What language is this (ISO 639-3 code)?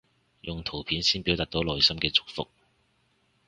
yue